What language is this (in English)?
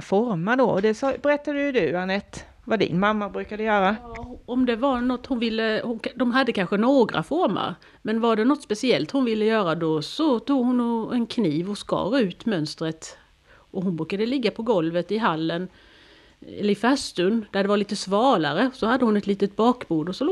Swedish